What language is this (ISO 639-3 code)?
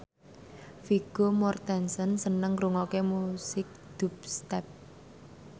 jav